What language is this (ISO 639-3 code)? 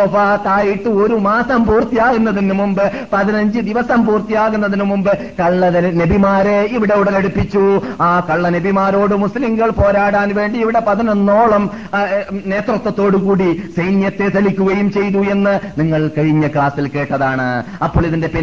mal